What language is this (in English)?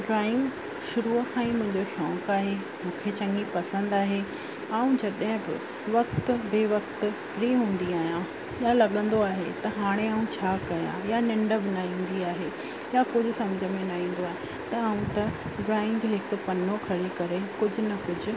Sindhi